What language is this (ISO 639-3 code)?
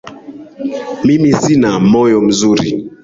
swa